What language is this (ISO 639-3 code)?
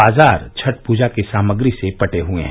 hin